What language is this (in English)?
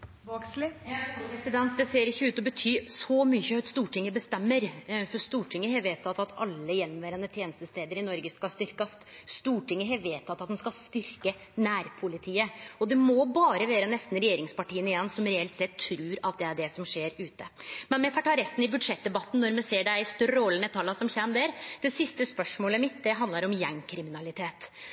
Norwegian Nynorsk